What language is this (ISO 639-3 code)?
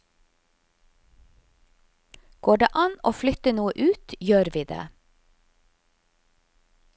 nor